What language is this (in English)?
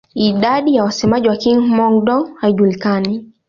Swahili